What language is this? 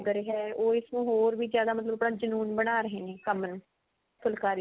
Punjabi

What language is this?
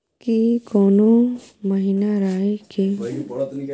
Maithili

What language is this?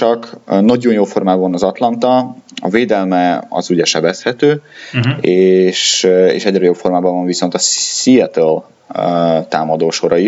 Hungarian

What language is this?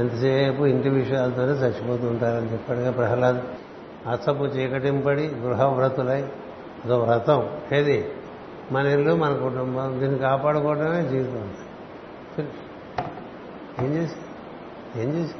Telugu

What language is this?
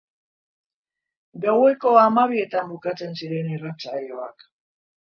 Basque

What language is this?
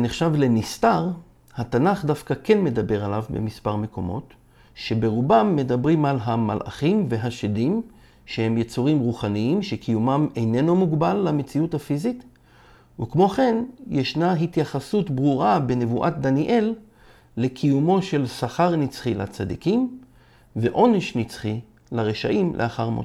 Hebrew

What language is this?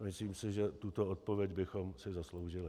Czech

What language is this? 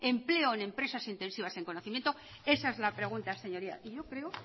Spanish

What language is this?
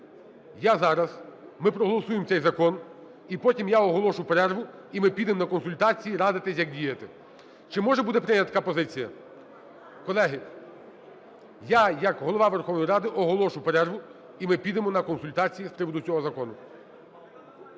Ukrainian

